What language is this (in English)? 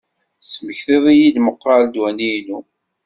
Kabyle